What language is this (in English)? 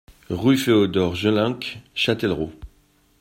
French